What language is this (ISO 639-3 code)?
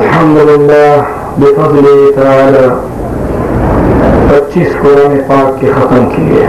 ara